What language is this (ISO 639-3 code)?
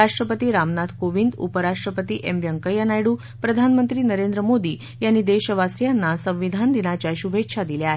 mar